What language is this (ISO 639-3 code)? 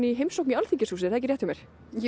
isl